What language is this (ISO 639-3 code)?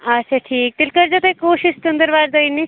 kas